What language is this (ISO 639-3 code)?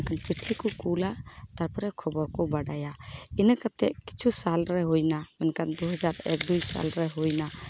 sat